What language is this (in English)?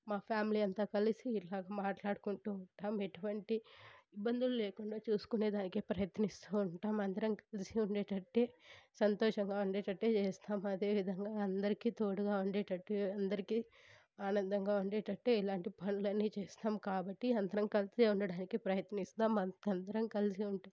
Telugu